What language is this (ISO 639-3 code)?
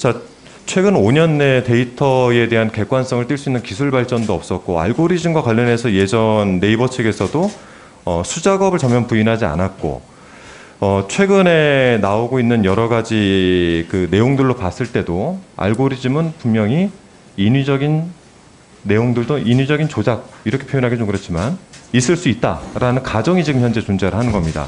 kor